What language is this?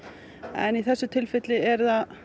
Icelandic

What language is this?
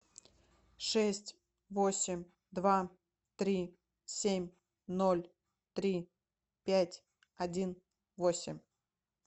Russian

